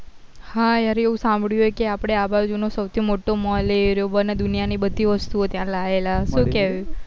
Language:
Gujarati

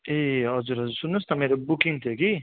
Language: Nepali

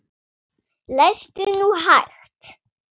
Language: Icelandic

